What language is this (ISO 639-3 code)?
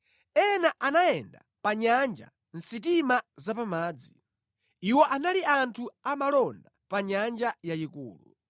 nya